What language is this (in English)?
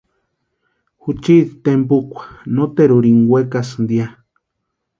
Western Highland Purepecha